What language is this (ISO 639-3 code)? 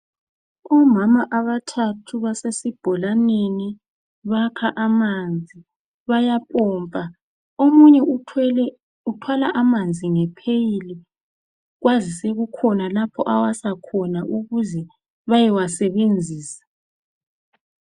nde